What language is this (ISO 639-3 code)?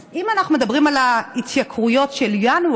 heb